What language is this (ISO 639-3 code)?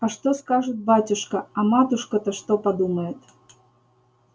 rus